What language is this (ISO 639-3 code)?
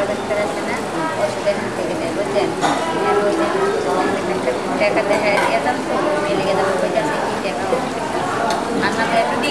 tha